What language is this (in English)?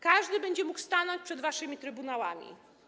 Polish